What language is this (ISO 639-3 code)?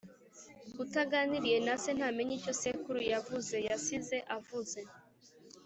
kin